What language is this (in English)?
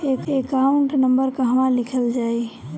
Bhojpuri